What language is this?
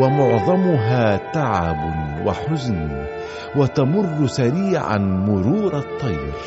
Arabic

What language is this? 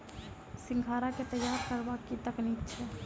Maithili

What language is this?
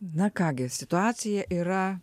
Lithuanian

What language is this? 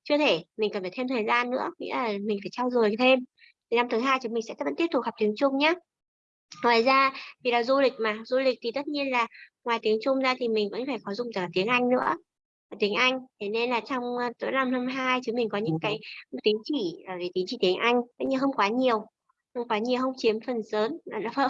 Vietnamese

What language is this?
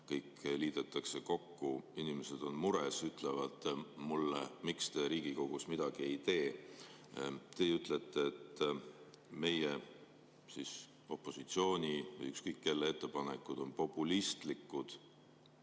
Estonian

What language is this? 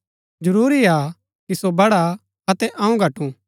Gaddi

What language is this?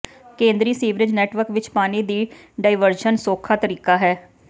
Punjabi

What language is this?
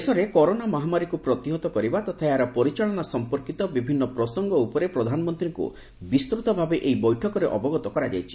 Odia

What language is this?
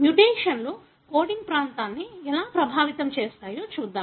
Telugu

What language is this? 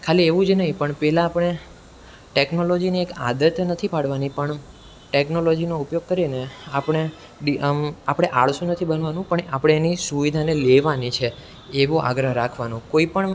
Gujarati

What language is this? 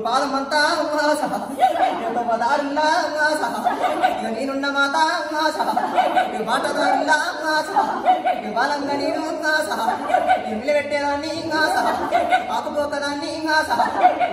Indonesian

